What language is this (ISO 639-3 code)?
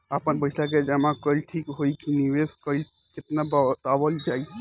bho